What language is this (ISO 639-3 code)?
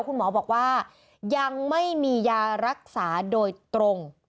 tha